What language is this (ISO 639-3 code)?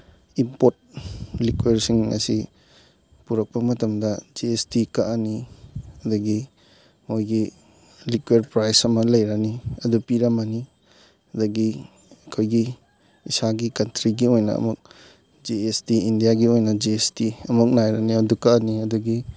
mni